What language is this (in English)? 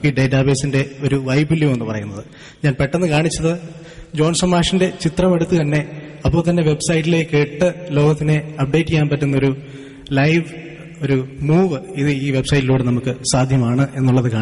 Malayalam